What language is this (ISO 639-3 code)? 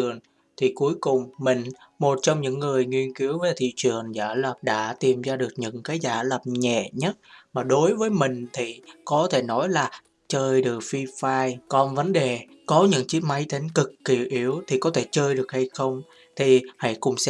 vie